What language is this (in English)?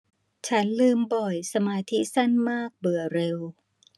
Thai